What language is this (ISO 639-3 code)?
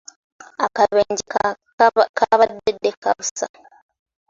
lug